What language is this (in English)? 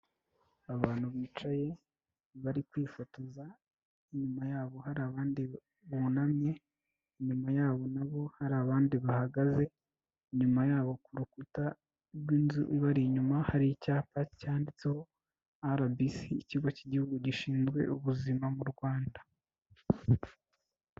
Kinyarwanda